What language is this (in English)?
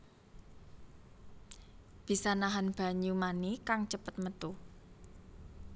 Javanese